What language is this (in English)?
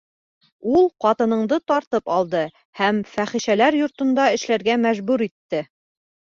Bashkir